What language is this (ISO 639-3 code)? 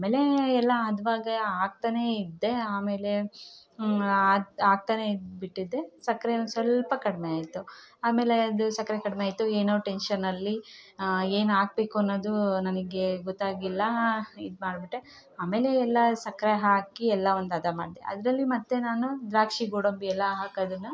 kan